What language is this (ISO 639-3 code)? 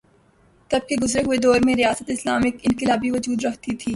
urd